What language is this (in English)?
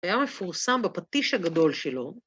Hebrew